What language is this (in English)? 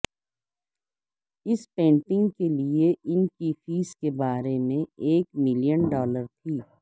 Urdu